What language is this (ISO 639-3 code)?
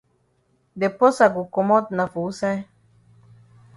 wes